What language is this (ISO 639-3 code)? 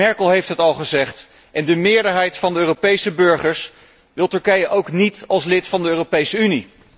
nld